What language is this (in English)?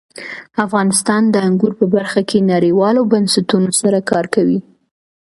Pashto